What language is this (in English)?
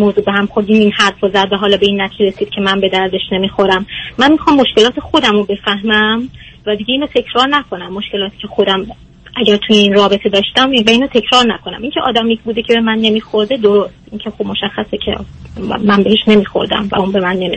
Persian